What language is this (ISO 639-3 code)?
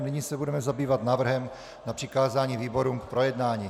ces